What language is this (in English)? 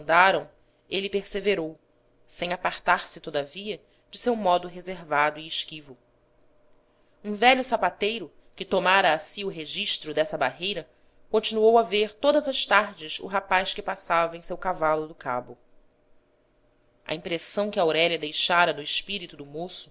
Portuguese